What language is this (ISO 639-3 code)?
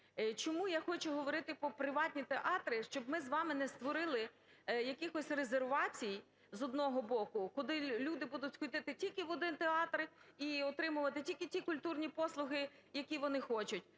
ukr